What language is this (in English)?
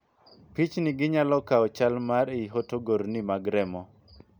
Luo (Kenya and Tanzania)